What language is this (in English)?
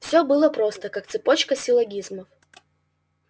Russian